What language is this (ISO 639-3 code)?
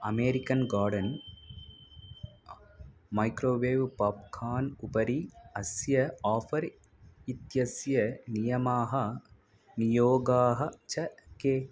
san